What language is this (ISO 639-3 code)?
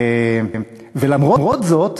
heb